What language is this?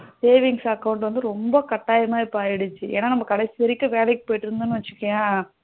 Tamil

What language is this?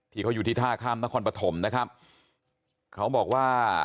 Thai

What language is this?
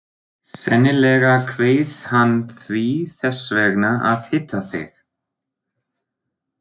Icelandic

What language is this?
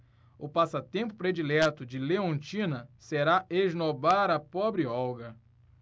Portuguese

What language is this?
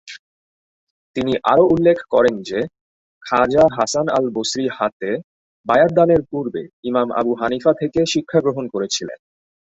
Bangla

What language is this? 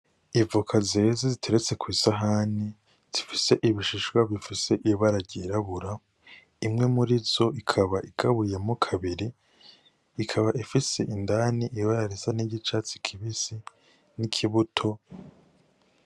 Rundi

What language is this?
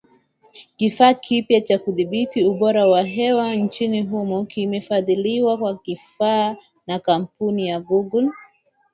Swahili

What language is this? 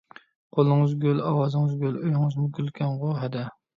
Uyghur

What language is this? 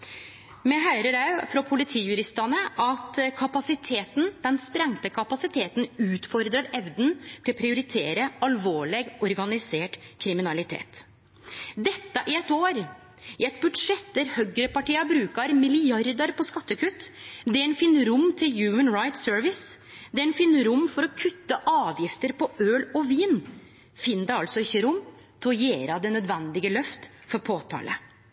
Norwegian Nynorsk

